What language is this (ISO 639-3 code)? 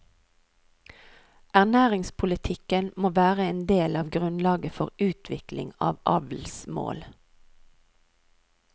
nor